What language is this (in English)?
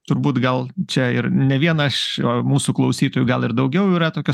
Lithuanian